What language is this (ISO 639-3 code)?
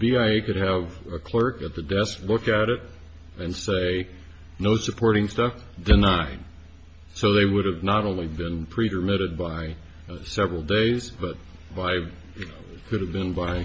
eng